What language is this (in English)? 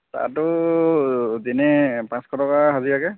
Assamese